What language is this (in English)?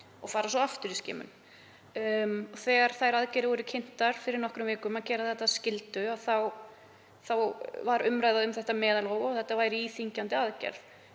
Icelandic